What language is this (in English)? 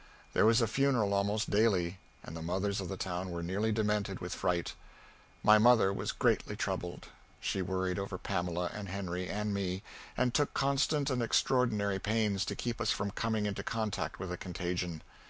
English